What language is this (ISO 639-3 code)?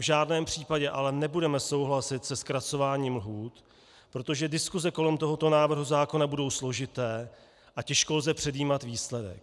ces